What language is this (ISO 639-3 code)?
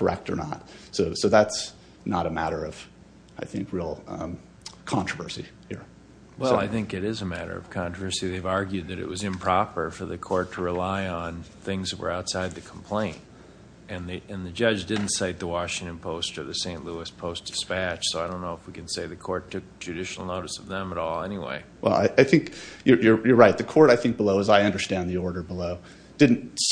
eng